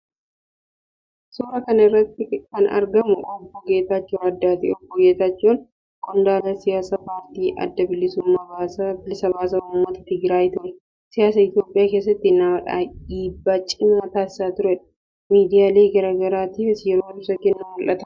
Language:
Oromo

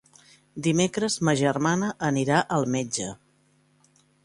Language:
Catalan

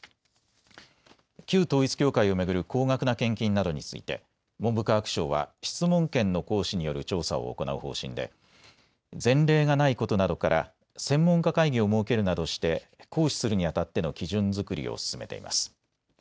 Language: Japanese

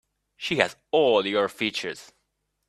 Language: English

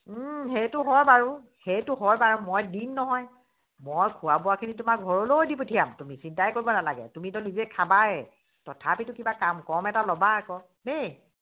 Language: Assamese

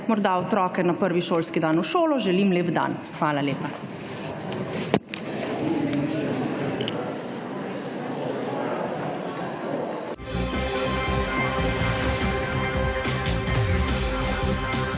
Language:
Slovenian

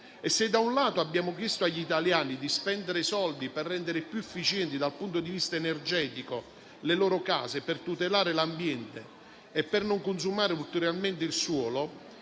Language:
Italian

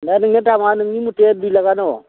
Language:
Bodo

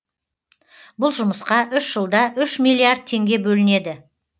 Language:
Kazakh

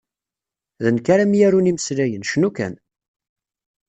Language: Kabyle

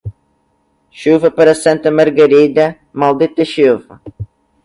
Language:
Portuguese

